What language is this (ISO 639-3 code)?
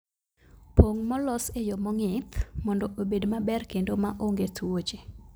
luo